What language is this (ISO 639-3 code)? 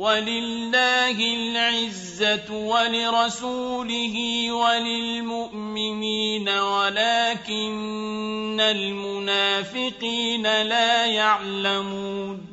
ara